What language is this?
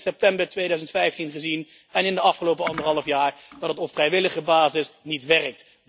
Dutch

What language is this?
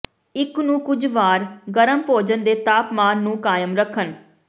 Punjabi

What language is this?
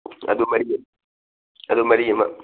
Manipuri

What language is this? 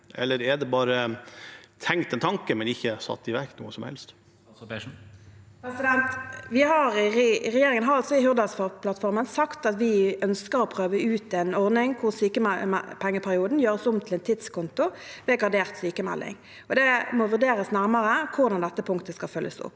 Norwegian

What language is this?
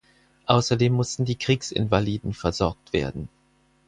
German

